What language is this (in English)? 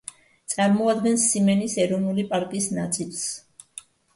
Georgian